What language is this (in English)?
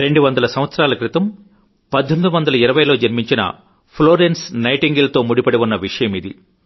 Telugu